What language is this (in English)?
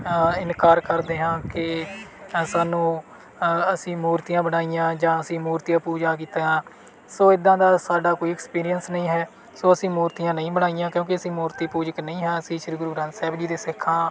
Punjabi